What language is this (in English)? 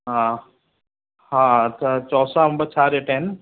Sindhi